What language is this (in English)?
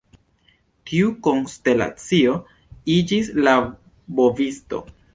Esperanto